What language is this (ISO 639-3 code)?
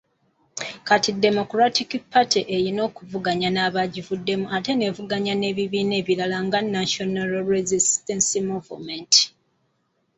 lug